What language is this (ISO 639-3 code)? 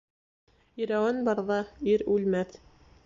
bak